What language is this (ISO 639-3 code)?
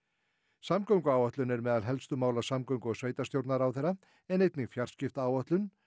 isl